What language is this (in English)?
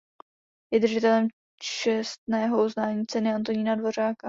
Czech